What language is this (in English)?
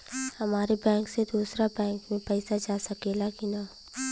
Bhojpuri